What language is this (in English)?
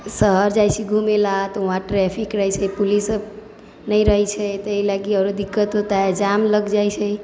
Maithili